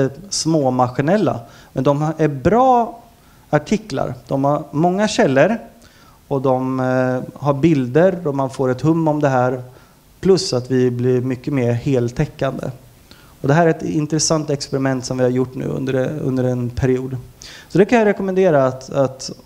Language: Swedish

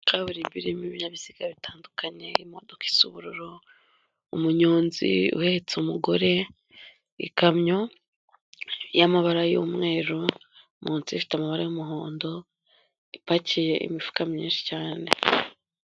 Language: Kinyarwanda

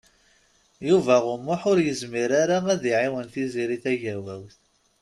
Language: Kabyle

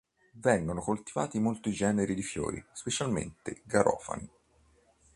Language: Italian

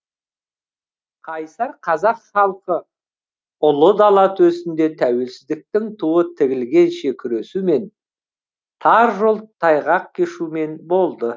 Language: Kazakh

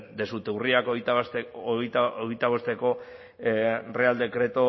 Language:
Basque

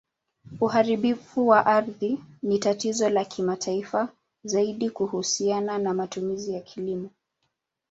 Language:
Swahili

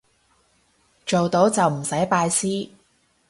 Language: Cantonese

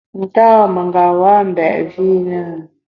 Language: Bamun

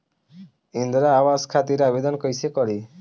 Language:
Bhojpuri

